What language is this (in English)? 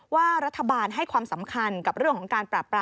Thai